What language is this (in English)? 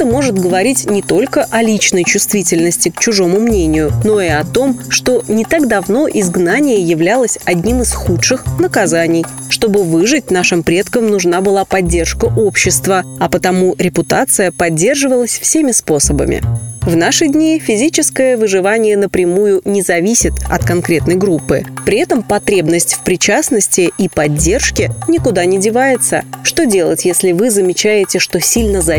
Russian